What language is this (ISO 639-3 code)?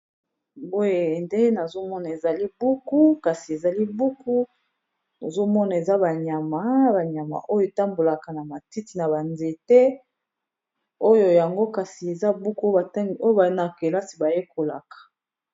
lin